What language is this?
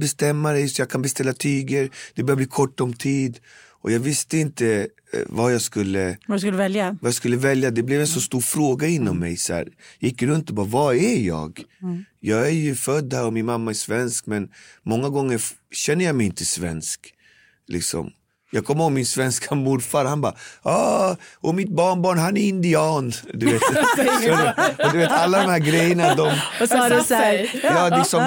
Swedish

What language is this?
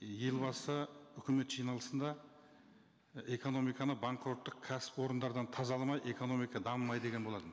Kazakh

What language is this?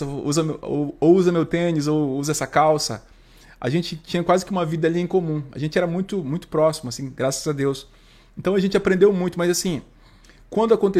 Portuguese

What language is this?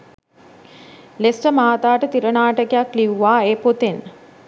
Sinhala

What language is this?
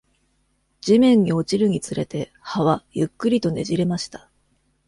Japanese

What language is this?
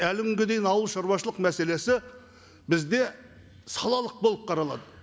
Kazakh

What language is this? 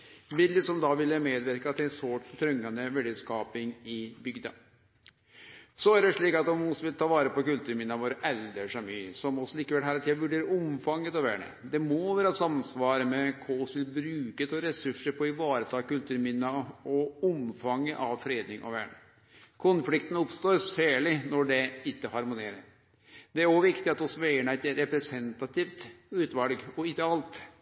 Norwegian Nynorsk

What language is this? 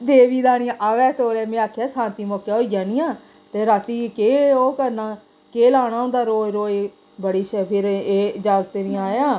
Dogri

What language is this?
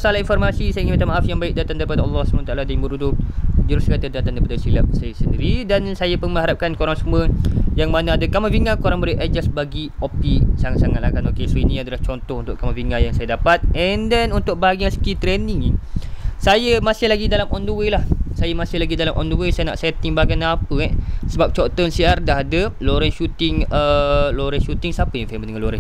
Malay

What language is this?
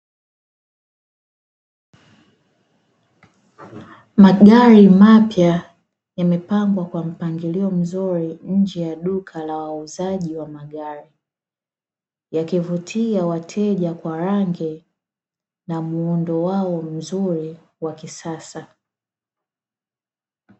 Swahili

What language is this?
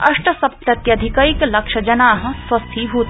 Sanskrit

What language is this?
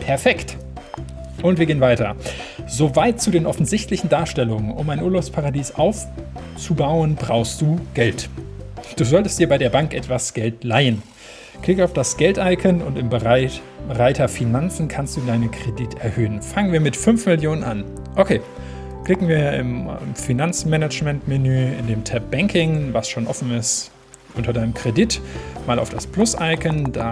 German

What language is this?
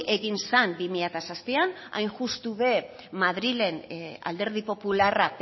Basque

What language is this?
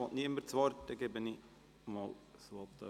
Swiss German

